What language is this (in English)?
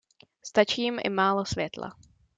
Czech